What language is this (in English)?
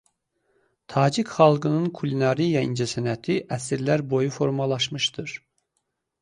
Azerbaijani